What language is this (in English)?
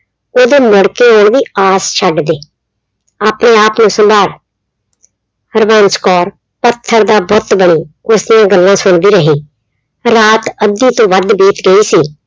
Punjabi